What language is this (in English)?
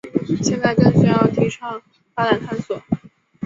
Chinese